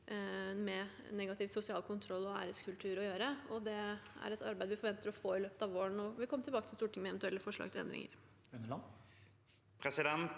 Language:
Norwegian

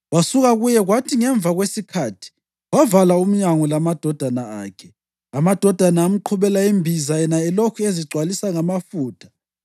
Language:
North Ndebele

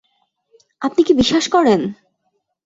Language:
Bangla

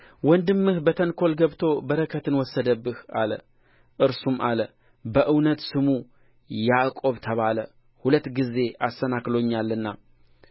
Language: Amharic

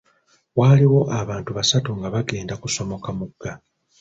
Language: Ganda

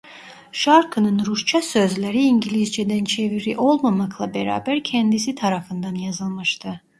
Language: Turkish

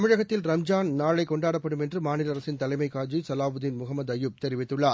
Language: Tamil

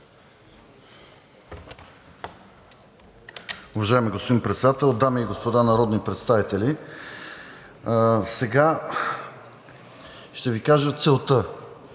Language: Bulgarian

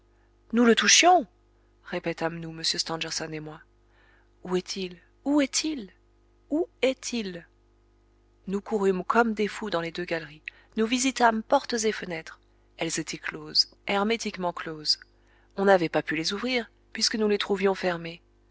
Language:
French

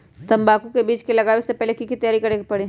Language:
Magahi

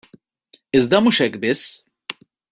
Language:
Maltese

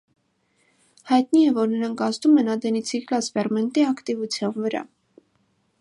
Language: Armenian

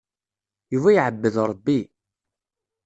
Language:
Kabyle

